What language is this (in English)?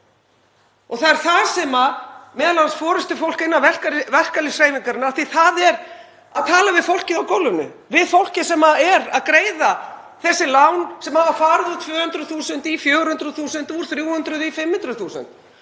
Icelandic